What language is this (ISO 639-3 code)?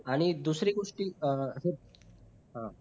mar